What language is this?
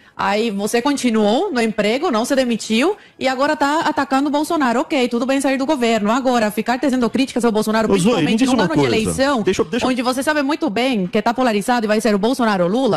Portuguese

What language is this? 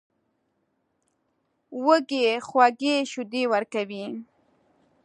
Pashto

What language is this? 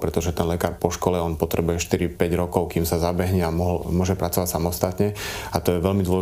Slovak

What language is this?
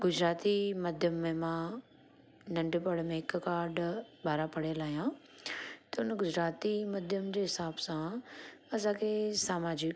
Sindhi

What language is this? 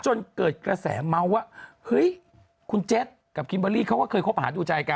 Thai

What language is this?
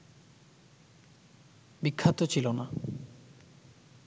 Bangla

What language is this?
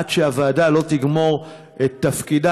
Hebrew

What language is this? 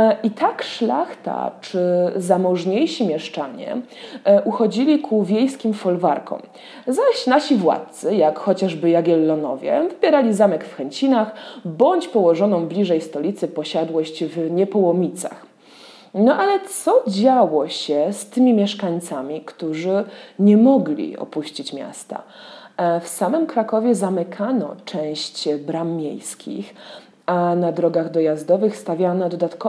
Polish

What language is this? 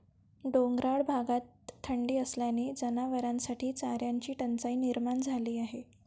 Marathi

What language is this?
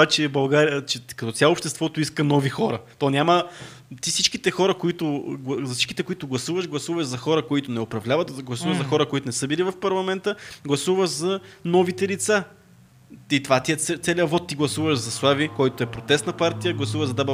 Bulgarian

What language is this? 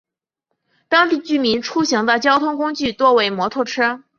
Chinese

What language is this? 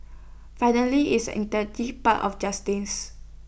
English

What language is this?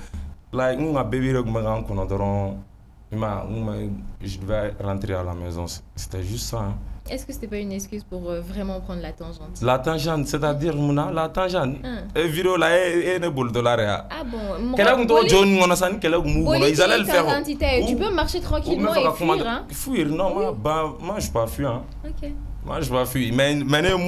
French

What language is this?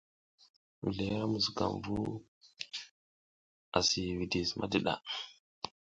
South Giziga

